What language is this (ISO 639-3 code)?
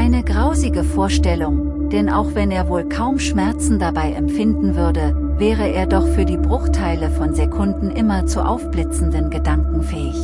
deu